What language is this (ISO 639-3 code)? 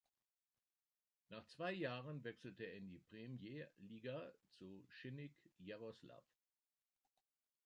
deu